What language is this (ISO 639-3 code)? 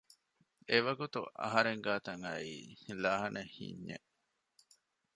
div